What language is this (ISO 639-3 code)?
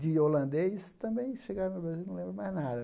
por